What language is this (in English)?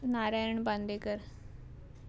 Konkani